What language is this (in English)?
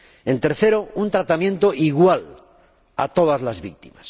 Spanish